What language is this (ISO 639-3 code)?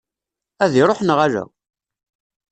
kab